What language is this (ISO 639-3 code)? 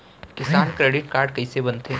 hne